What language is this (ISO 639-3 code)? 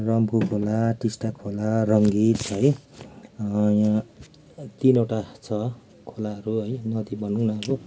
nep